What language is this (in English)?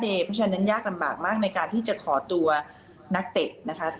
Thai